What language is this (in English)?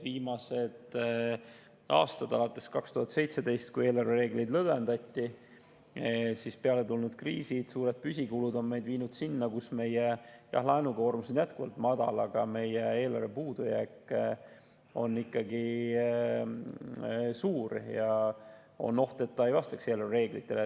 Estonian